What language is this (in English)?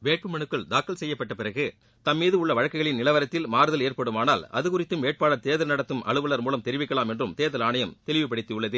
Tamil